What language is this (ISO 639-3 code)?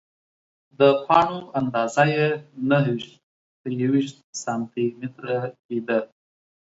pus